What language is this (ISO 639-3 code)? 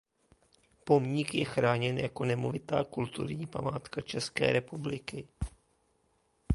ces